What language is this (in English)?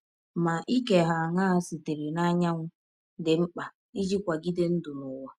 Igbo